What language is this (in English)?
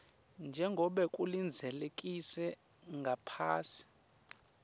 Swati